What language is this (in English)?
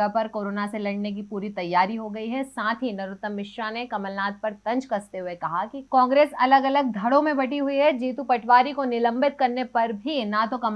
Hindi